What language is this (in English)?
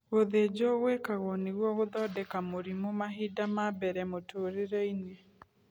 Kikuyu